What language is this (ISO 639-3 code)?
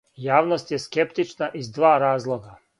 srp